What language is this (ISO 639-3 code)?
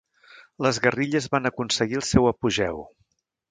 cat